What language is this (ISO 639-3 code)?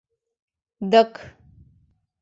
chm